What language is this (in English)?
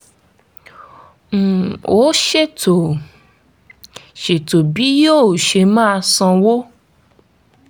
Yoruba